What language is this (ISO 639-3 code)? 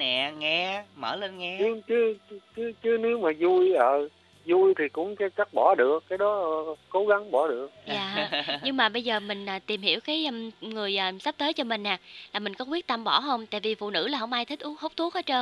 vie